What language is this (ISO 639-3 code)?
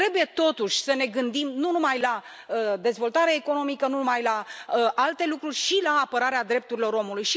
ron